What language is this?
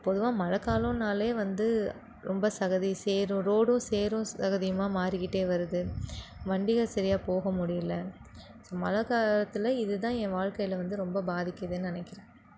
Tamil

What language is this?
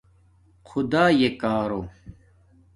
Domaaki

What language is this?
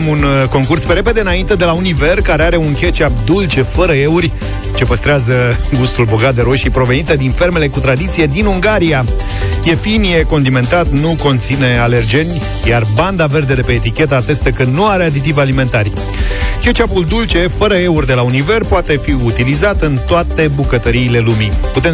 Romanian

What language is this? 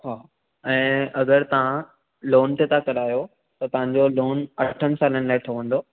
Sindhi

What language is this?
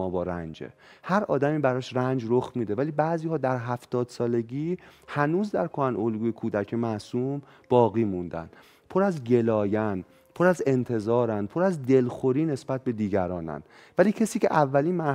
Persian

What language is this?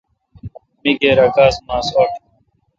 Kalkoti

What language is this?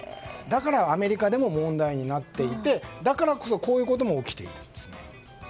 Japanese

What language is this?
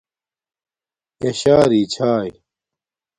Domaaki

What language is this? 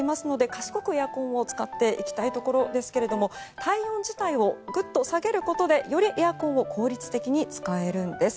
Japanese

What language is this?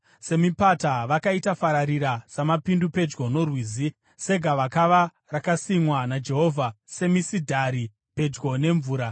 Shona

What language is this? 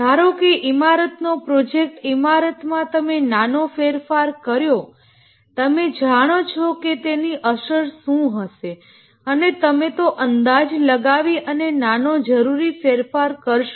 Gujarati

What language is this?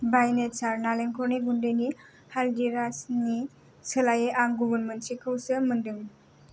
Bodo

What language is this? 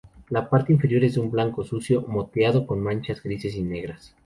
Spanish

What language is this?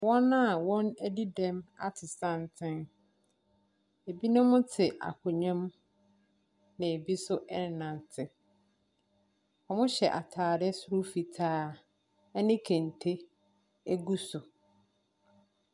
Akan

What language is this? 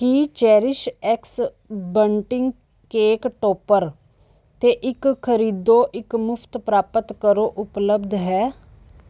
Punjabi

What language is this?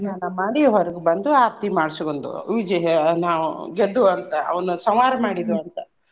Kannada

